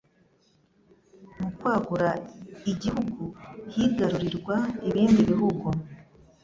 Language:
Kinyarwanda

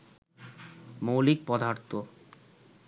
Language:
Bangla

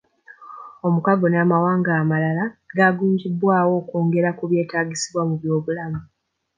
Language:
Ganda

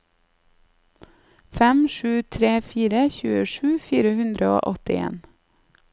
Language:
Norwegian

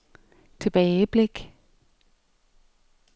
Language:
Danish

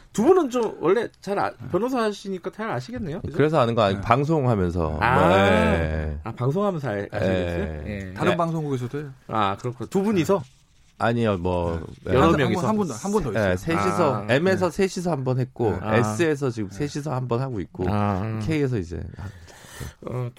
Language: Korean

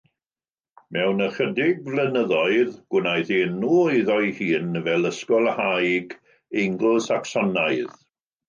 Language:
Welsh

